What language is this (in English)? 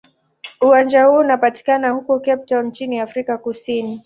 Swahili